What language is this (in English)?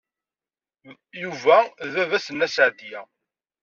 Kabyle